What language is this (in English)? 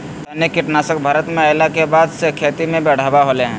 Magahi